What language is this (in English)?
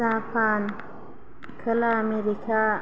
Bodo